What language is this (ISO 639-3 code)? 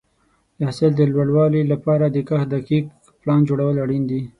pus